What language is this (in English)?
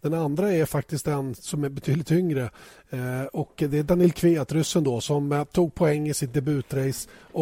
Swedish